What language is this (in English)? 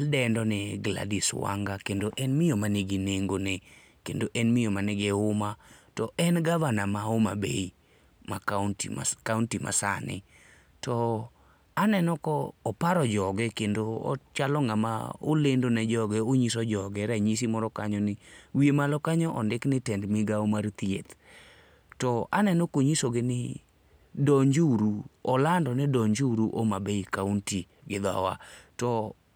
Luo (Kenya and Tanzania)